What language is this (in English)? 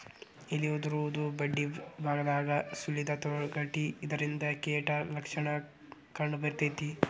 Kannada